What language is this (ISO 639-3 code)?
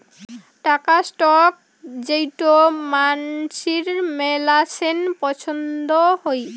ben